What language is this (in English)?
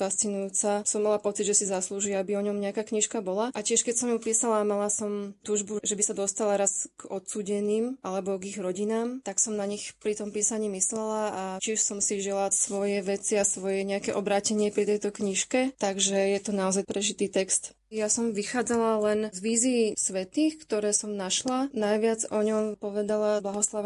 Slovak